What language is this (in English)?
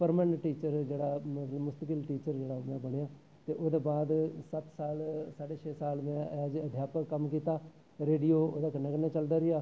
Dogri